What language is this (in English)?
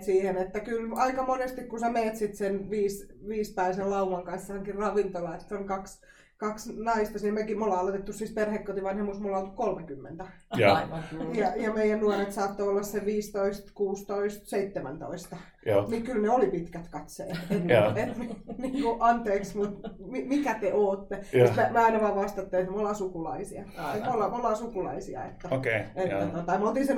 Finnish